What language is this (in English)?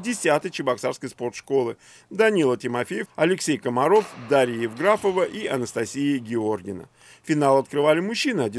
Russian